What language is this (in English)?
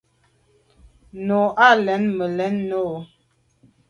Medumba